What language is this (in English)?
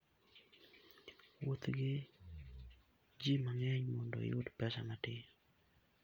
Luo (Kenya and Tanzania)